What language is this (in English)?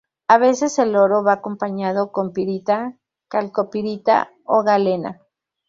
Spanish